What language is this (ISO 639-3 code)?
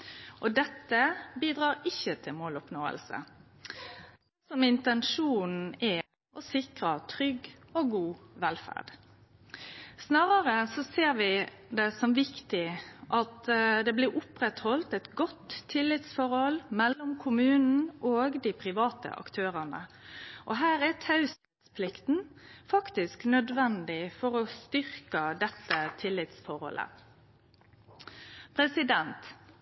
nno